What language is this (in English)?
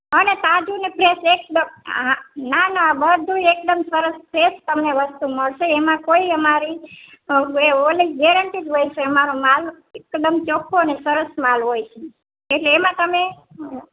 Gujarati